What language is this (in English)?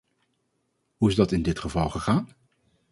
Dutch